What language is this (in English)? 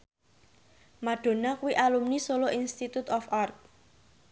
Javanese